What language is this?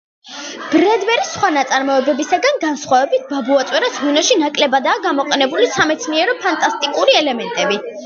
Georgian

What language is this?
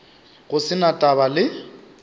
Northern Sotho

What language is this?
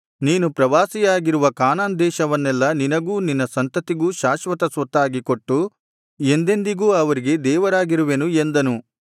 Kannada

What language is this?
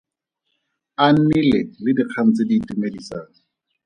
Tswana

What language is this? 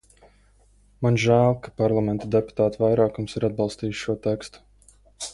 Latvian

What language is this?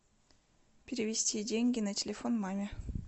Russian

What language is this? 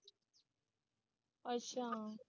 Punjabi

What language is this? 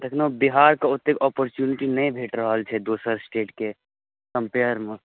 Maithili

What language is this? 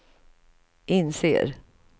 Swedish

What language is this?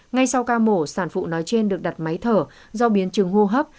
Vietnamese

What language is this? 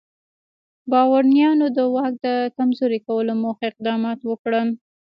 Pashto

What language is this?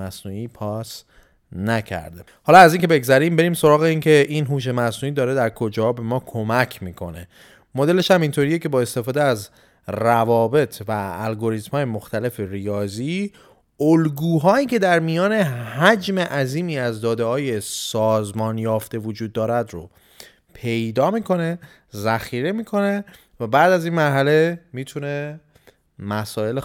Persian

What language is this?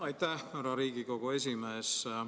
Estonian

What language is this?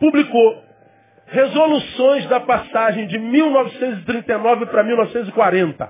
Portuguese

